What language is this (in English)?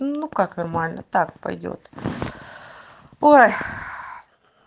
Russian